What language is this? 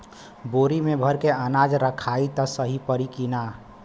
Bhojpuri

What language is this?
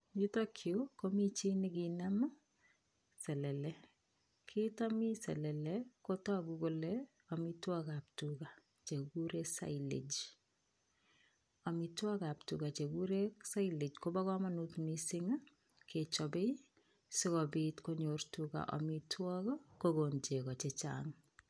Kalenjin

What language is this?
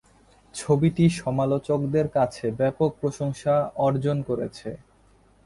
Bangla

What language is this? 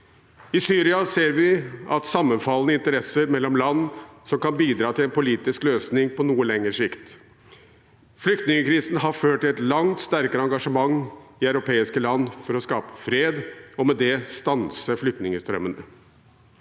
Norwegian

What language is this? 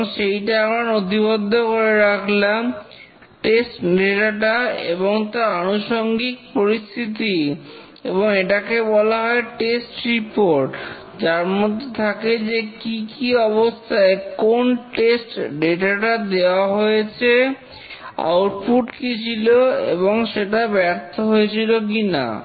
Bangla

